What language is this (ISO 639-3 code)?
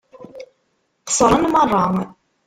kab